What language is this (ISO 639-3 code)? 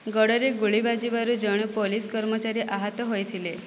ori